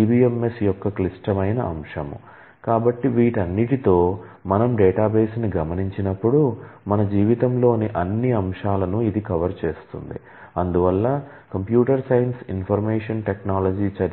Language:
Telugu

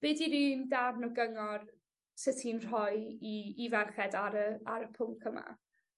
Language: Welsh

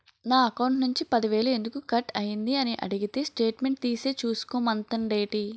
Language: Telugu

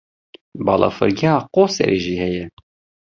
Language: Kurdish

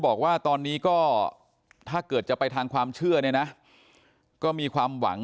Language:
Thai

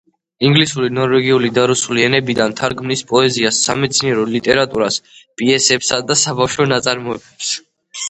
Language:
Georgian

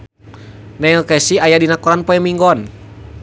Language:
Sundanese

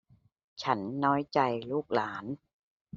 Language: Thai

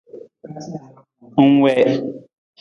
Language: Nawdm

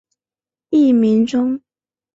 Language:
Chinese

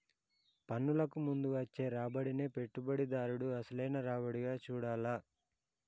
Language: Telugu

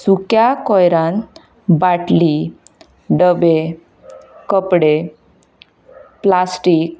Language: Konkani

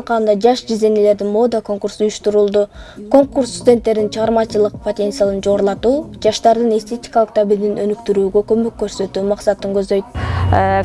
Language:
Turkish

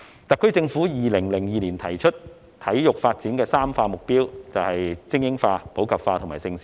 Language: Cantonese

